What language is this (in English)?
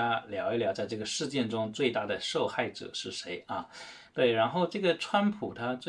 Chinese